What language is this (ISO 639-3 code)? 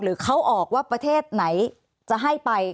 tha